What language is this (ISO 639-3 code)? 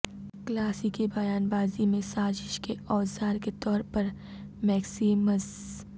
urd